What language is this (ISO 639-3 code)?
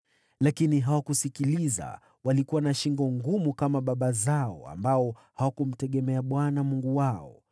swa